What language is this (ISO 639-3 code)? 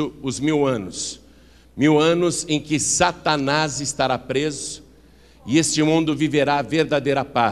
por